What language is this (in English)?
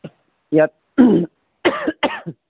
Assamese